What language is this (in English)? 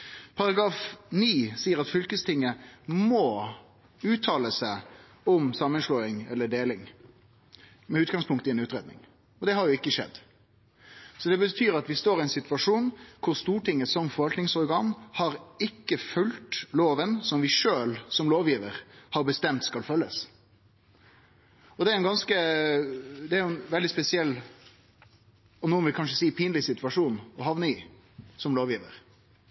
Norwegian Nynorsk